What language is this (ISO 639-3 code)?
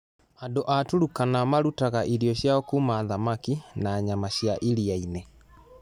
kik